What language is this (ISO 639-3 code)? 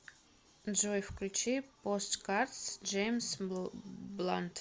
rus